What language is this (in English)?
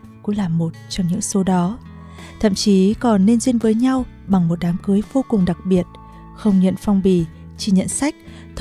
Vietnamese